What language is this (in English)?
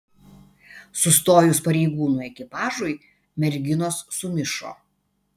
Lithuanian